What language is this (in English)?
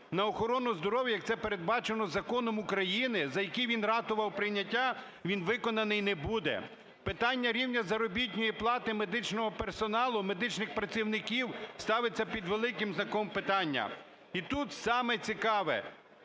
Ukrainian